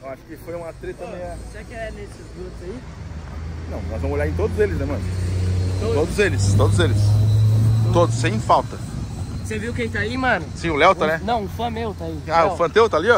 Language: Portuguese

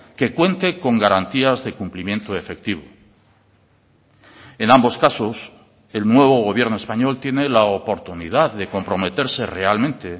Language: Spanish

